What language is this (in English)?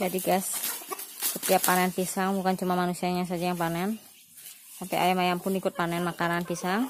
Indonesian